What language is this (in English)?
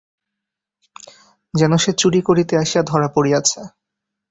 Bangla